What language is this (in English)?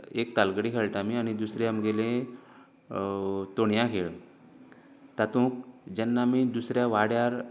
Konkani